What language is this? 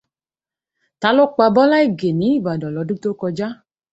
Yoruba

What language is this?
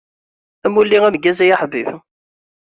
Kabyle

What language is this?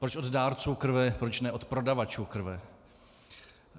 Czech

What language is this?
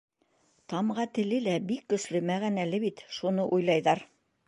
Bashkir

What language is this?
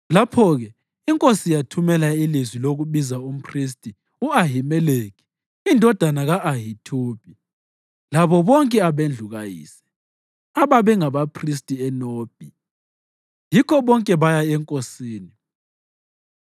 North Ndebele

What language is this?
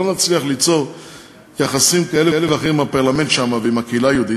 Hebrew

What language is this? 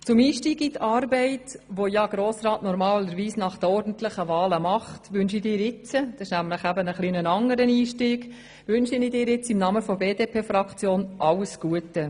Swiss German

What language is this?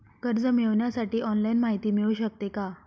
Marathi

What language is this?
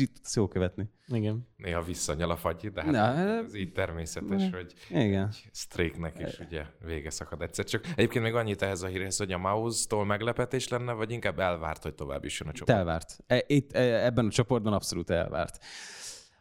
Hungarian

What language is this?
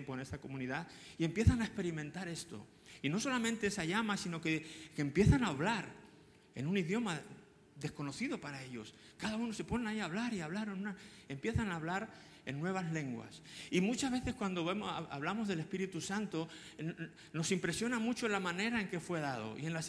Spanish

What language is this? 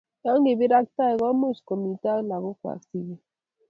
Kalenjin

